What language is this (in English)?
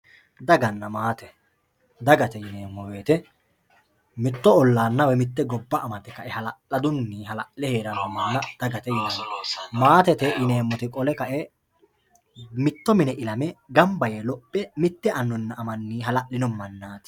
Sidamo